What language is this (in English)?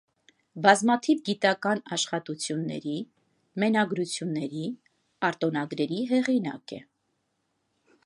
Armenian